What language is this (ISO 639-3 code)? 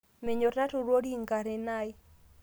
mas